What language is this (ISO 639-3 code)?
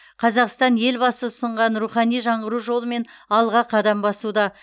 kaz